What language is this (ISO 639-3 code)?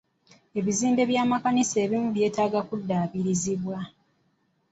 lug